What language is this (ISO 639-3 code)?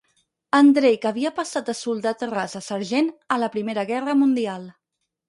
cat